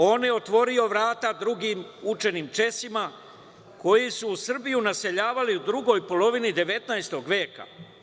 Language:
Serbian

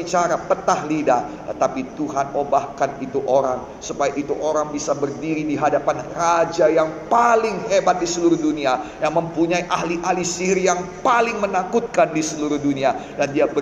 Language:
Indonesian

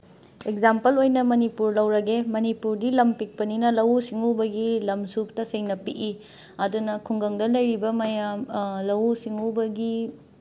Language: Manipuri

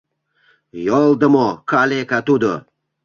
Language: Mari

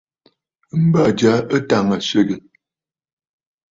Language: Bafut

